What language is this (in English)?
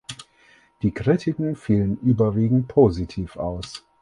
German